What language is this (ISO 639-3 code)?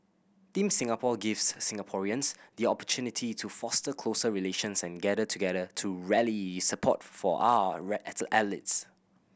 eng